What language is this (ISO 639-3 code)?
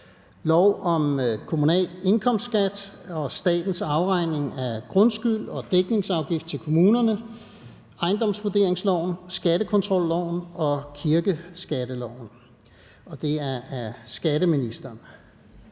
dan